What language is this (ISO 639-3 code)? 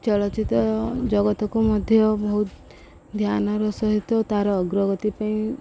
ori